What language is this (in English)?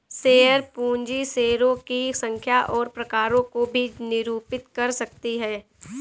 Hindi